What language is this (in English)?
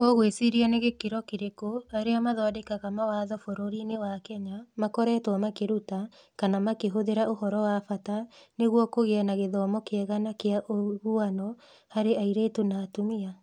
Kikuyu